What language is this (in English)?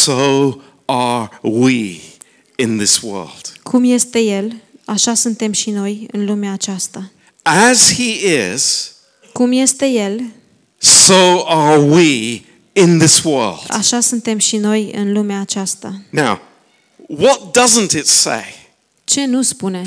Romanian